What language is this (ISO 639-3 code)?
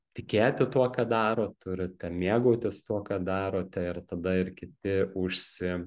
lit